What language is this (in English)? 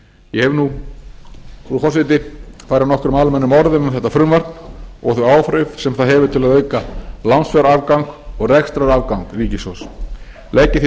Icelandic